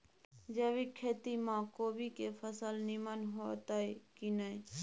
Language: Maithili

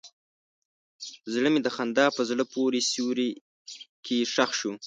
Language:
Pashto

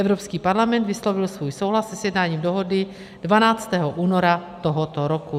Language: Czech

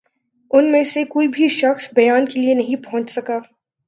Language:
Urdu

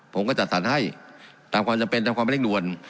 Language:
Thai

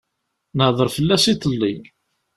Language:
Kabyle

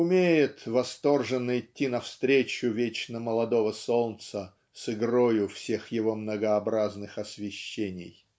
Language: Russian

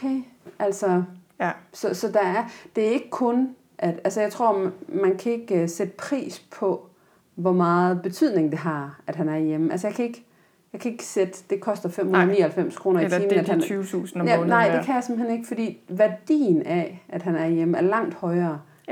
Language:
Danish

